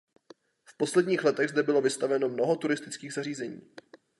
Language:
Czech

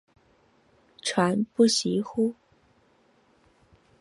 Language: Chinese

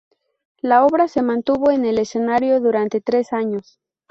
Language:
Spanish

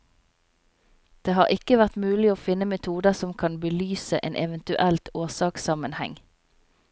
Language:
Norwegian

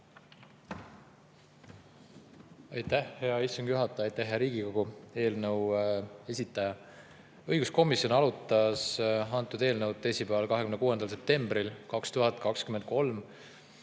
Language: Estonian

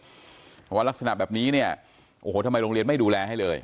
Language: Thai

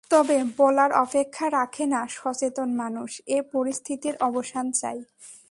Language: Bangla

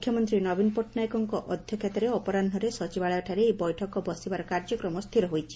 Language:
Odia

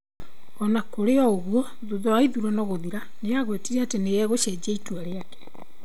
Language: Kikuyu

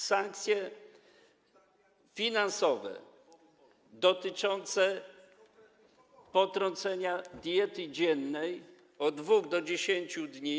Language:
Polish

